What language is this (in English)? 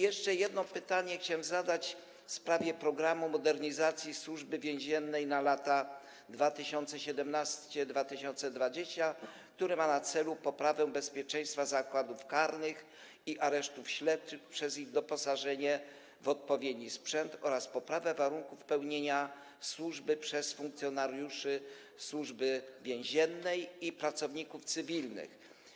Polish